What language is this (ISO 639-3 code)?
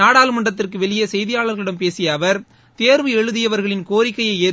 tam